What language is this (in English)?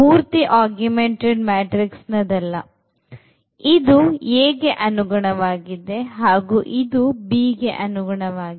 Kannada